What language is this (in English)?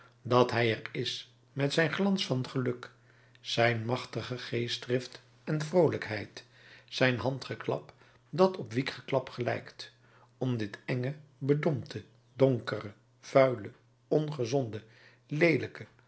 Dutch